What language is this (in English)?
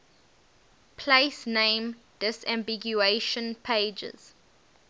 English